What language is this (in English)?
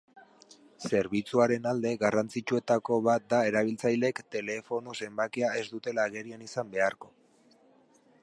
Basque